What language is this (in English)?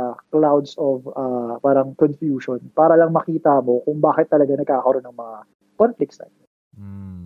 Filipino